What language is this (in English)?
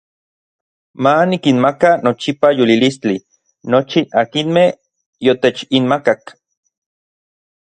Orizaba Nahuatl